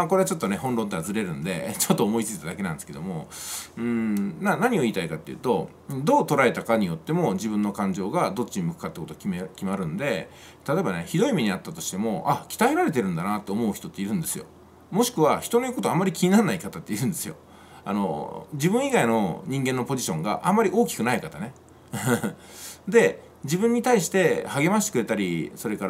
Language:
Japanese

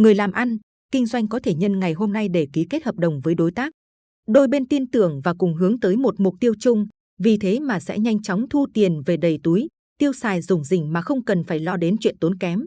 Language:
Vietnamese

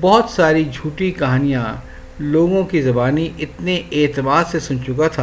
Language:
Urdu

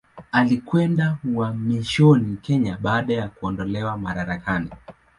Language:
Swahili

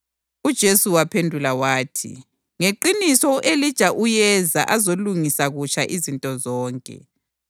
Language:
North Ndebele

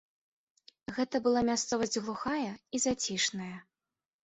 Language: Belarusian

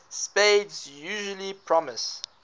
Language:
English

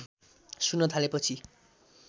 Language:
Nepali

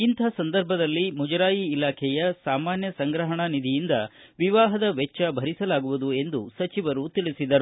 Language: Kannada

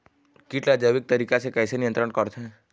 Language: Chhattisgarhi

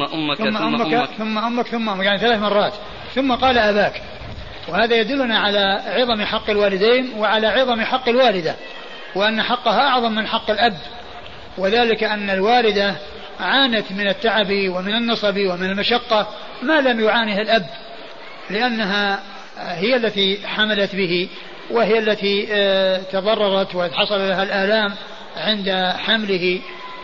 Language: Arabic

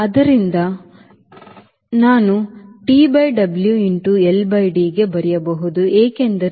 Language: Kannada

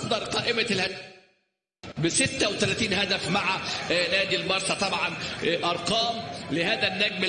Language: Arabic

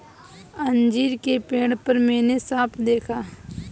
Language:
Hindi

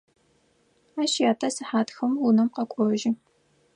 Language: Adyghe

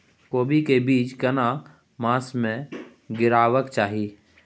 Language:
Maithili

